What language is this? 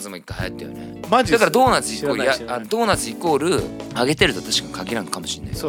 Japanese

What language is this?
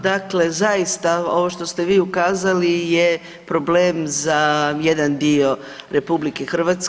Croatian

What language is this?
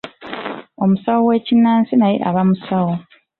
Ganda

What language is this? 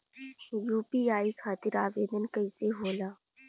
Bhojpuri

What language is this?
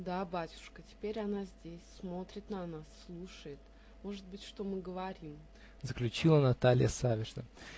Russian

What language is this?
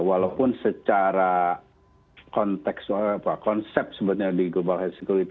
Indonesian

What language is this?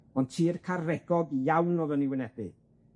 Welsh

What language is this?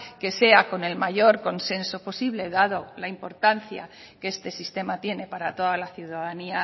Spanish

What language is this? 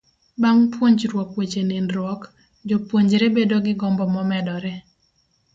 Luo (Kenya and Tanzania)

